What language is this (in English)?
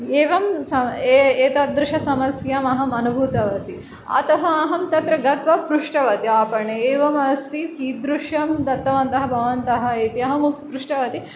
Sanskrit